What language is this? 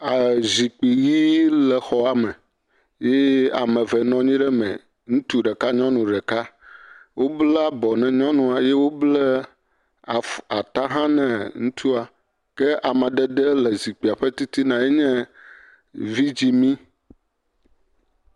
Ewe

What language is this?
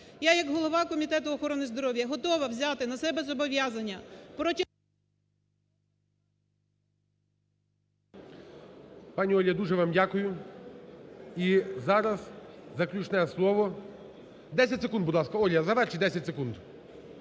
Ukrainian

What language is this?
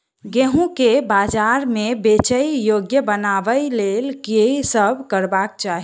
Maithili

